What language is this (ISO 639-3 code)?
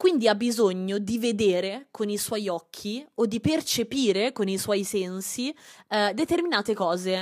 ita